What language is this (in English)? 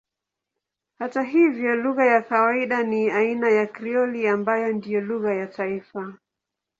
Swahili